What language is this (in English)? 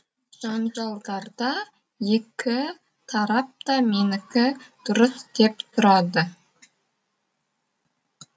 Kazakh